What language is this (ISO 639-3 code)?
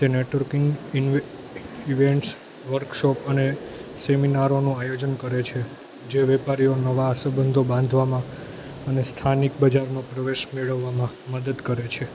guj